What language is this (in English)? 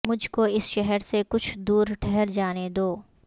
Urdu